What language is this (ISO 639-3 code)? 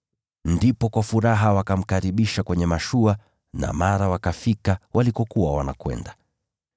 swa